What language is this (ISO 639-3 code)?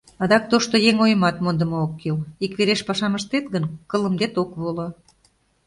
chm